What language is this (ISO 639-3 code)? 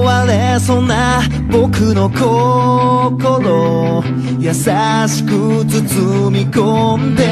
jpn